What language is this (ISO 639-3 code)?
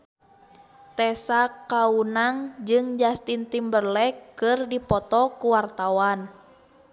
sun